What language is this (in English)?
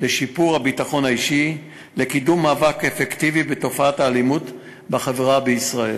Hebrew